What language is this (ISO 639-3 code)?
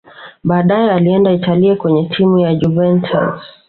swa